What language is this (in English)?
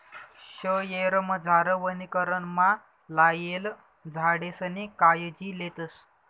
Marathi